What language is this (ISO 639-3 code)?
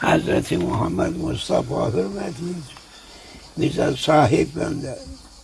tur